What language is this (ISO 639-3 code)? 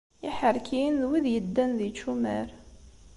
kab